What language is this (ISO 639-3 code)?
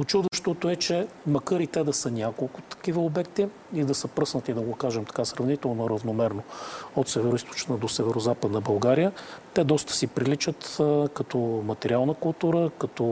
bul